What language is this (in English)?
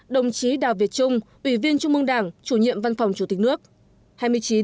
Vietnamese